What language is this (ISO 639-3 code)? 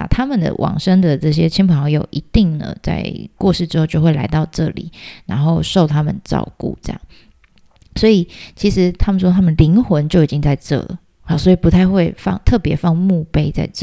zho